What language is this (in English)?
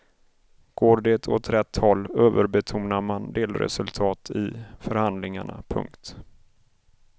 Swedish